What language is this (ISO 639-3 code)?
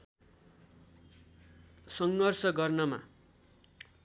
nep